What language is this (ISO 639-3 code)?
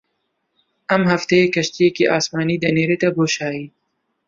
ckb